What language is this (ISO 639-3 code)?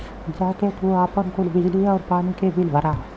bho